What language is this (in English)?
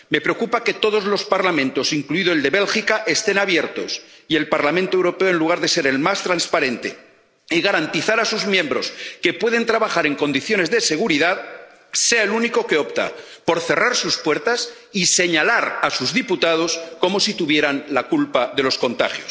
Spanish